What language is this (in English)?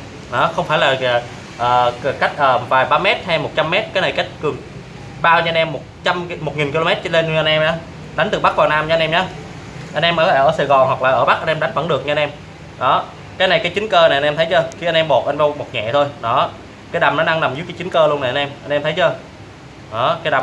Vietnamese